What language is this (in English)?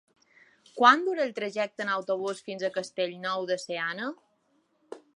Catalan